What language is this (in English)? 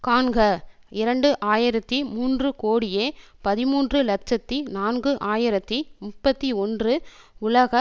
Tamil